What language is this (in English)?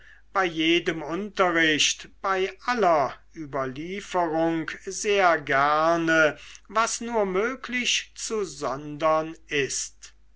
German